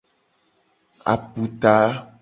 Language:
Gen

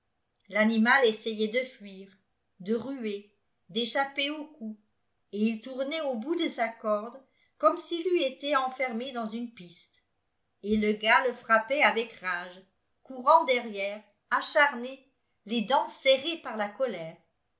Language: French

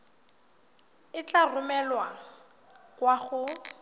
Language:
Tswana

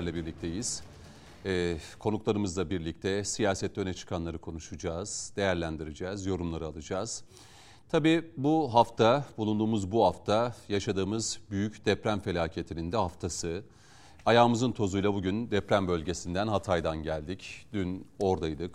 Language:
Turkish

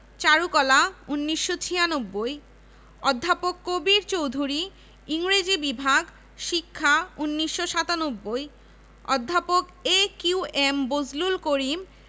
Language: Bangla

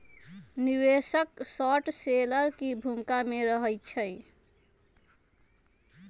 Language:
Magahi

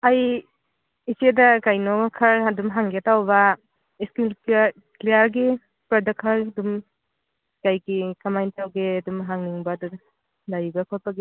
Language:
Manipuri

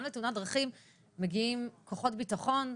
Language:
Hebrew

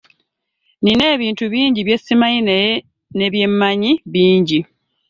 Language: Ganda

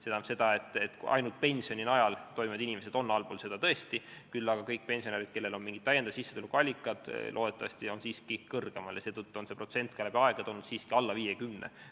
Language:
Estonian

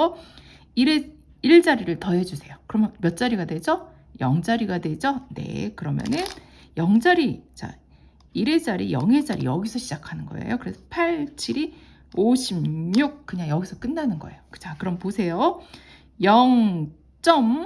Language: Korean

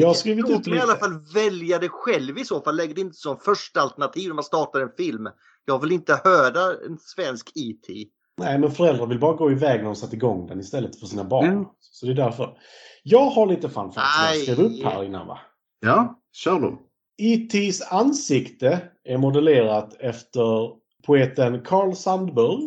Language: Swedish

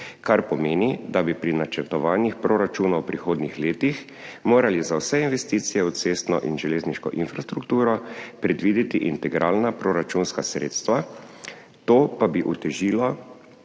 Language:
Slovenian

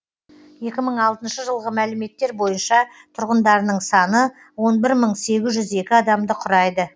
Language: Kazakh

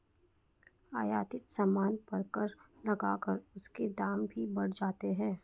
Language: Hindi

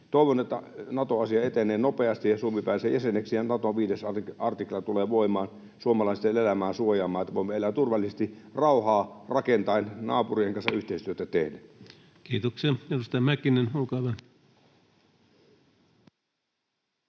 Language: Finnish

